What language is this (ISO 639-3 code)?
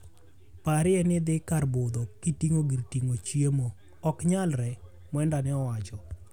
luo